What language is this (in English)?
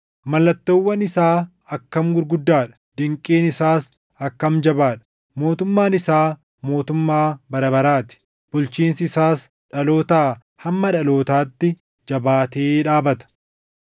Oromo